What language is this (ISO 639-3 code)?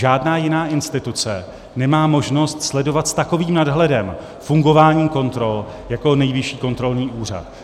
ces